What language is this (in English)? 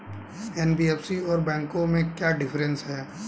Hindi